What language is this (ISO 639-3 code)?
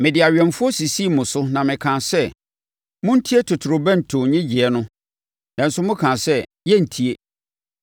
aka